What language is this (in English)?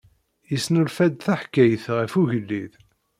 Kabyle